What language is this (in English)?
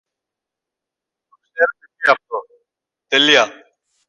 Greek